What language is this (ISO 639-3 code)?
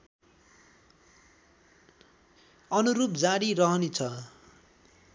nep